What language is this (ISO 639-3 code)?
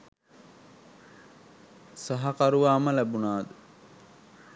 sin